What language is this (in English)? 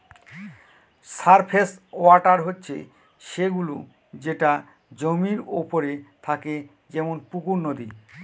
Bangla